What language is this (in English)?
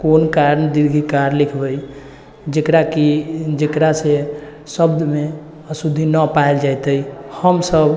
Maithili